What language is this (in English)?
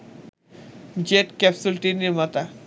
Bangla